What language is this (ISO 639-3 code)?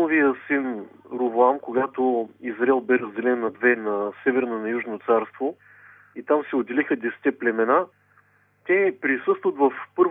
bul